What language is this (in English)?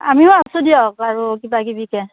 Assamese